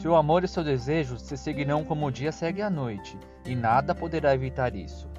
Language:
Portuguese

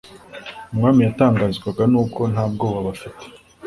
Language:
Kinyarwanda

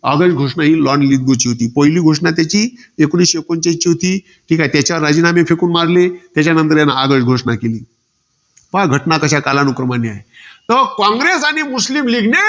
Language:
Marathi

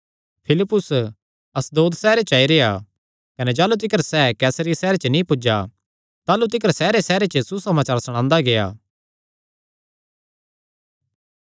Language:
Kangri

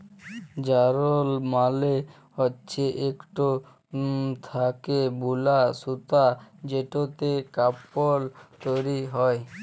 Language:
Bangla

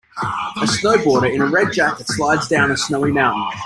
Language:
English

